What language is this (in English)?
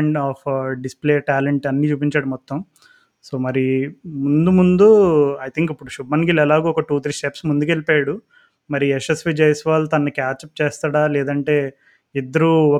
Telugu